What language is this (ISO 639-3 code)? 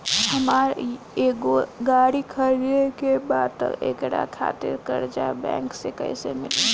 bho